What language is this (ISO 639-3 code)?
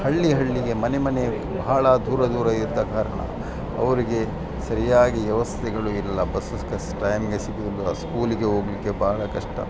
kan